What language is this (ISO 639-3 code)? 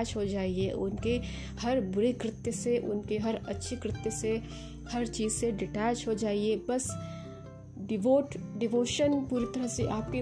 hin